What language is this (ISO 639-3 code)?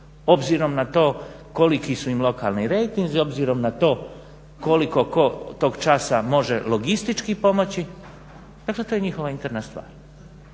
hrv